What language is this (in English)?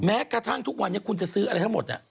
Thai